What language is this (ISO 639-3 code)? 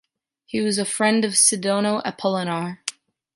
eng